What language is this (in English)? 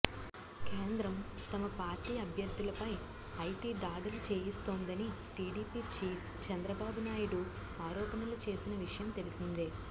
Telugu